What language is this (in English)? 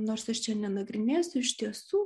Lithuanian